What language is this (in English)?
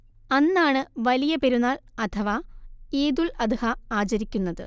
Malayalam